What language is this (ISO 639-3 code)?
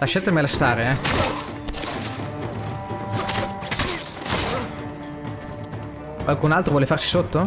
ita